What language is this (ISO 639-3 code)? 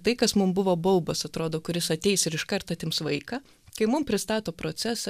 lit